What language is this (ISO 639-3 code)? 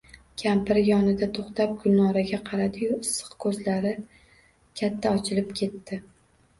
uzb